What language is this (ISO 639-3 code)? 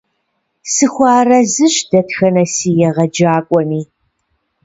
kbd